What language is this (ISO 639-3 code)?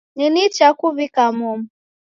dav